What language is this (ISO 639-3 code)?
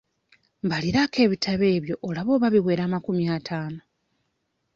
lug